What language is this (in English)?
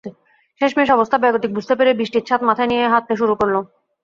Bangla